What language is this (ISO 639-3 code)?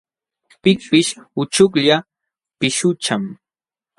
qxw